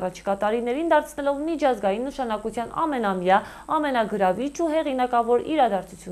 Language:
Romanian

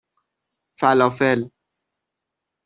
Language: Persian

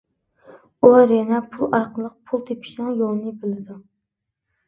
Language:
Uyghur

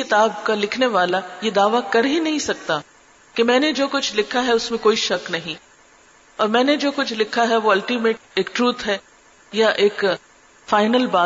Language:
Urdu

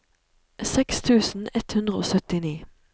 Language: Norwegian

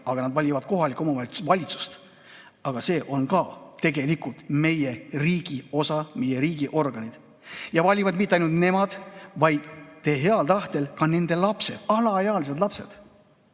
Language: Estonian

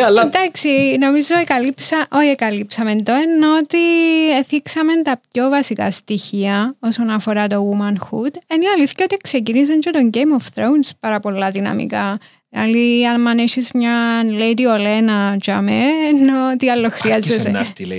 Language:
Greek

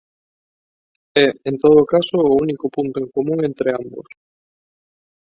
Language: Galician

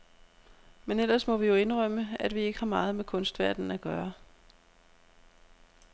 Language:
Danish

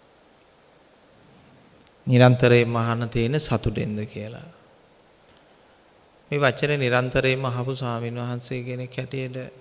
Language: Indonesian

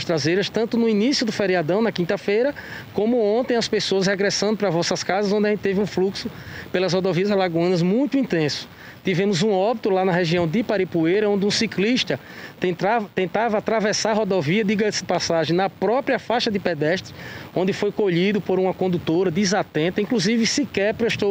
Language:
Portuguese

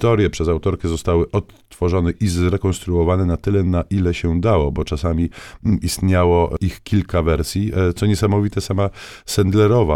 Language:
Polish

